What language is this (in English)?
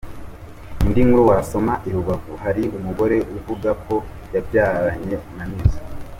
Kinyarwanda